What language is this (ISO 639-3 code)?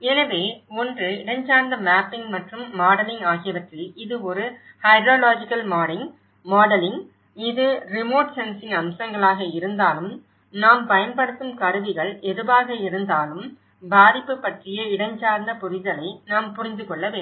tam